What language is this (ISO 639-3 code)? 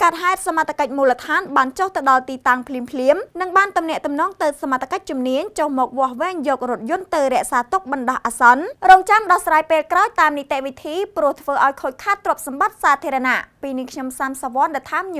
ind